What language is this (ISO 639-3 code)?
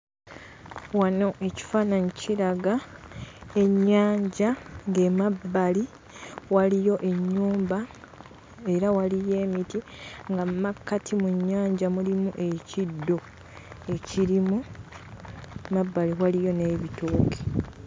lug